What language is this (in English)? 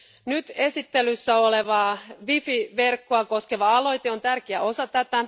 Finnish